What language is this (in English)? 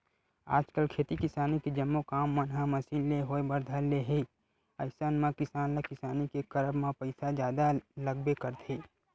Chhattisgarhi